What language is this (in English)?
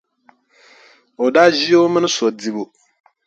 Dagbani